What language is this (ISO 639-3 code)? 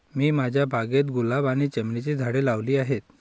mar